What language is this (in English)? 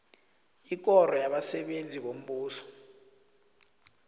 South Ndebele